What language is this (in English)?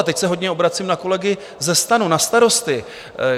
Czech